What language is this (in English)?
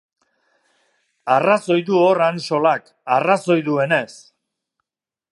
Basque